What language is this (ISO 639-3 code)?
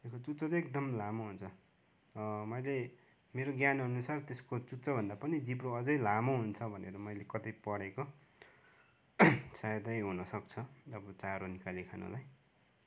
nep